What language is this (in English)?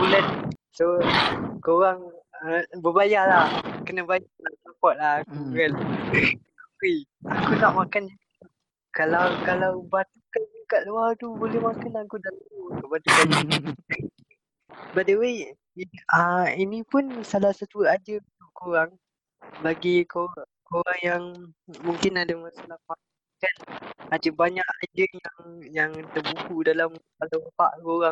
Malay